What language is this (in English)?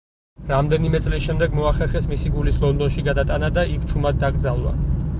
Georgian